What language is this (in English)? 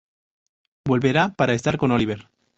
Spanish